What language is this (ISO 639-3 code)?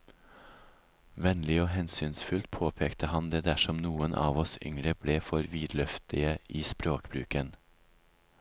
nor